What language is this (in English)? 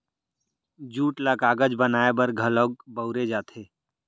Chhattisgarhi